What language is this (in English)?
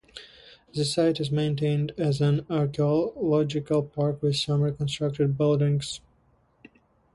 English